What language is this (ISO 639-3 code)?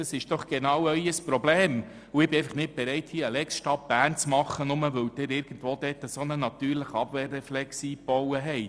gsw